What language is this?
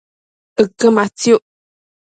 Matsés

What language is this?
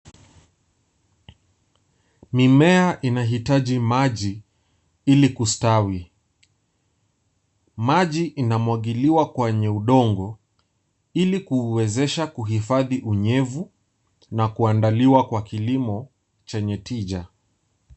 Swahili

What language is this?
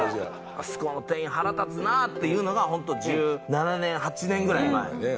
Japanese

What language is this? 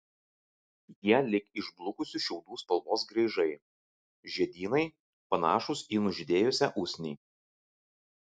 Lithuanian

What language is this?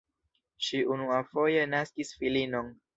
Esperanto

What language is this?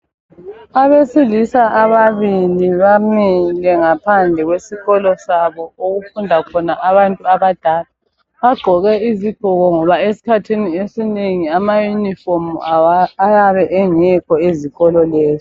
North Ndebele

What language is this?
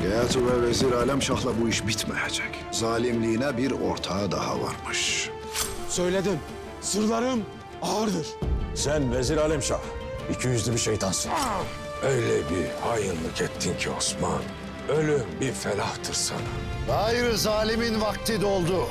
Turkish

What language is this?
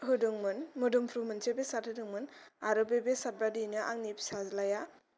Bodo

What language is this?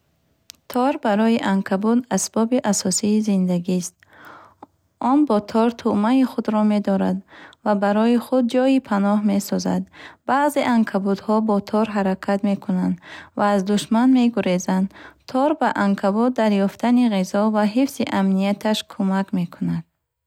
Bukharic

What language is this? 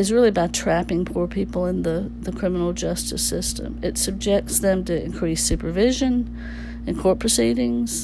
English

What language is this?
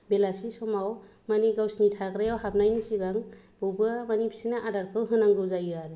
Bodo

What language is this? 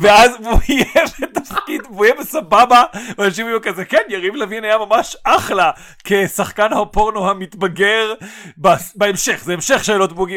Hebrew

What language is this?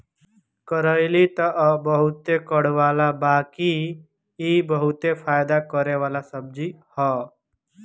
Bhojpuri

